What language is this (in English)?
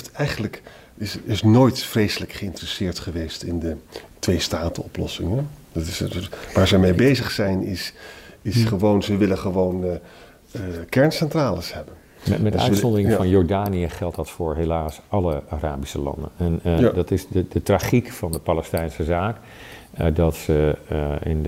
Dutch